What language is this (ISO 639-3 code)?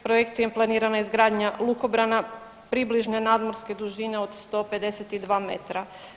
hrv